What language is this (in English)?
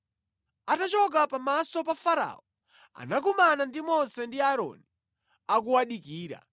Nyanja